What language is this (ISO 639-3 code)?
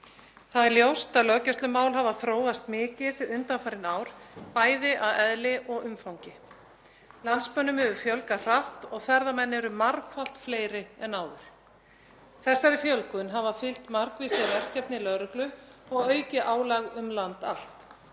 isl